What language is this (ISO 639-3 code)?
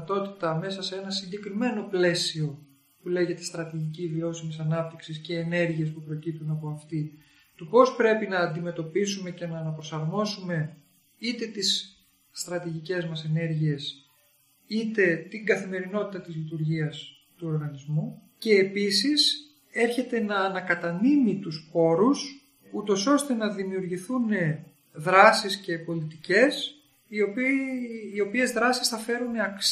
ell